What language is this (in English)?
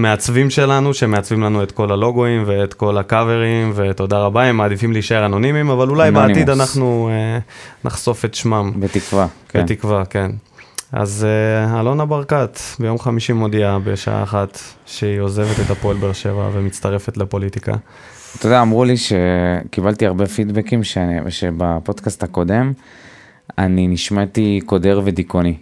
Hebrew